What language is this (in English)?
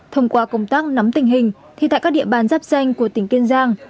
Vietnamese